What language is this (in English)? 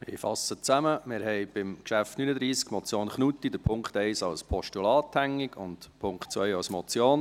Swiss German